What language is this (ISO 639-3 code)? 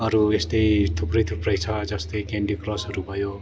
nep